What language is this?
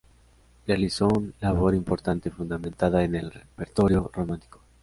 Spanish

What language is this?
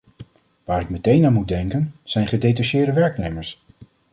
Dutch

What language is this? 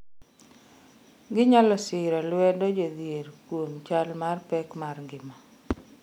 Luo (Kenya and Tanzania)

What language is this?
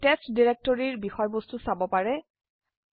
Assamese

